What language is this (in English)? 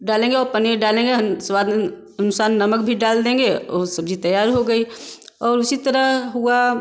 Hindi